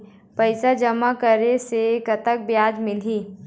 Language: Chhattisgarhi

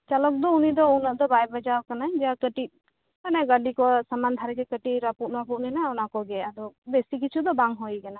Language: Santali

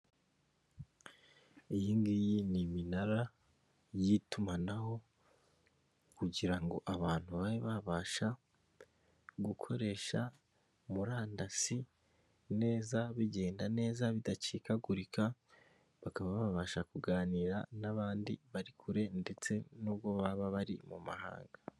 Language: Kinyarwanda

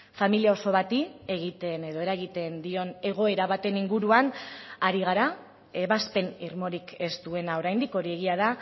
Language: Basque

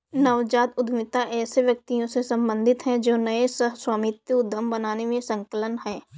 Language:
Hindi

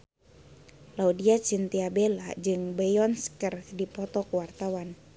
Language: Sundanese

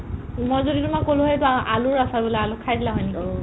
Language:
Assamese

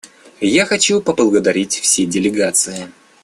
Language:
Russian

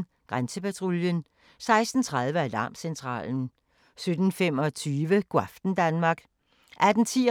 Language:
Danish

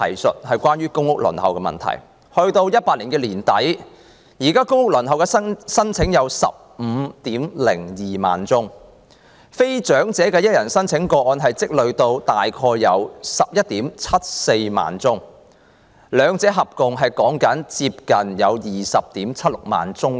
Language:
Cantonese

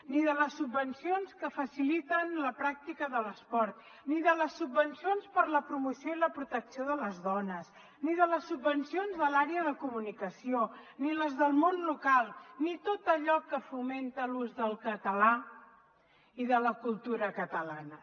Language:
Catalan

